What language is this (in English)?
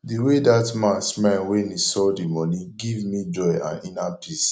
Nigerian Pidgin